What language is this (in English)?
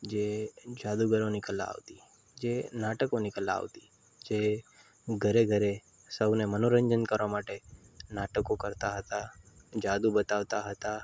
Gujarati